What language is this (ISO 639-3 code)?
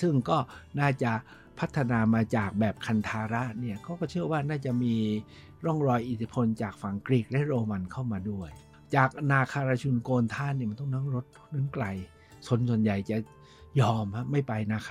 tha